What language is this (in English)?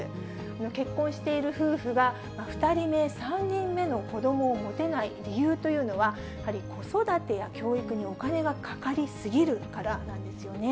Japanese